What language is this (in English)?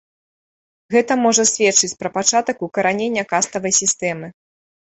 Belarusian